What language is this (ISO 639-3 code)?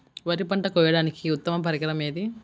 tel